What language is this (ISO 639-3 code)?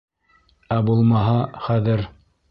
bak